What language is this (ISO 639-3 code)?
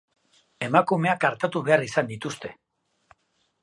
eus